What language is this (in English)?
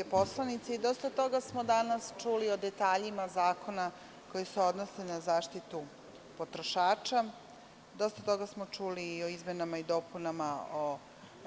Serbian